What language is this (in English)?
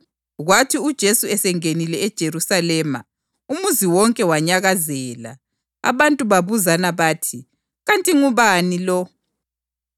North Ndebele